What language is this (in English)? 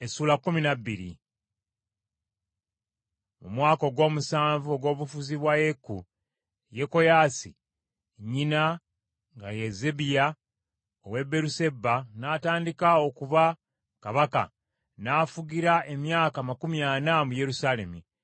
Ganda